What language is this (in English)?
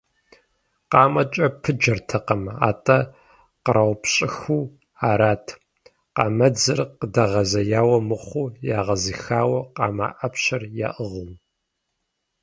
Kabardian